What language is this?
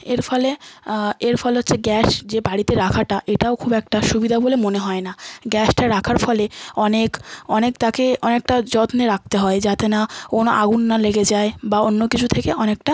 Bangla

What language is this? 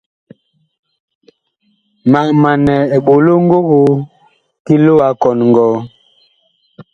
Bakoko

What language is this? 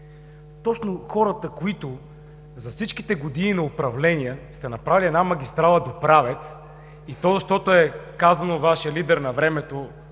Bulgarian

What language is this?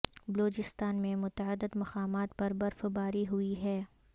Urdu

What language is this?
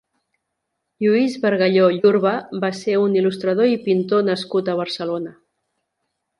Catalan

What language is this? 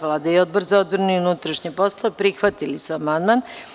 Serbian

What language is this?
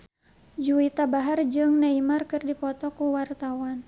Sundanese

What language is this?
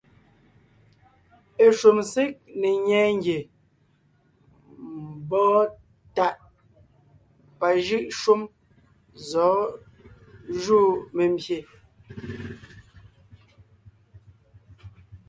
Ngiemboon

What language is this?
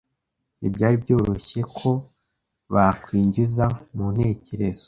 Kinyarwanda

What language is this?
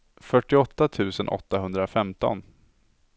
Swedish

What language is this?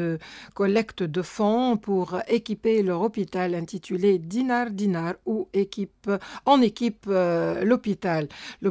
French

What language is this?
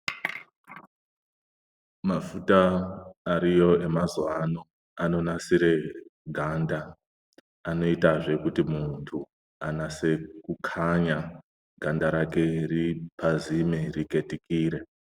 Ndau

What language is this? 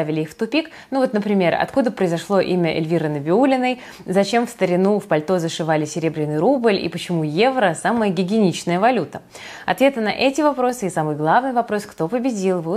Russian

